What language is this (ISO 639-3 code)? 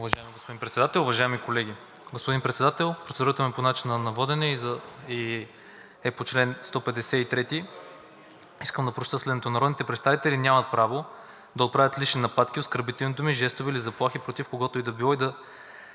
bul